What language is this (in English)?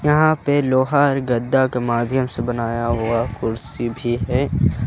Hindi